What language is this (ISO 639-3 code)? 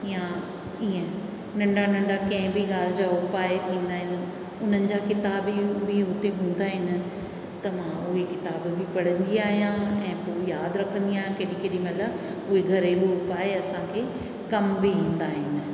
snd